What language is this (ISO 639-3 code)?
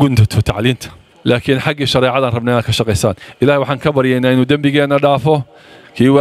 ara